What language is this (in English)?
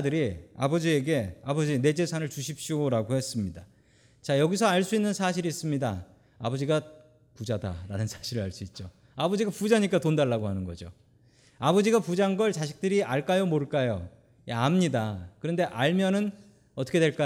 Korean